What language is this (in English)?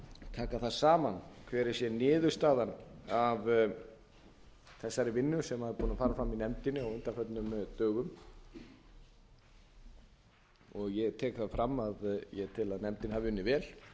Icelandic